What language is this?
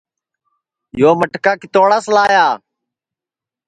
Sansi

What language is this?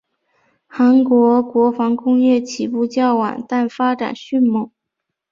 Chinese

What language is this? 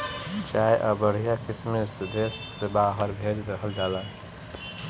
Bhojpuri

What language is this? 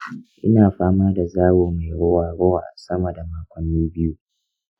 Hausa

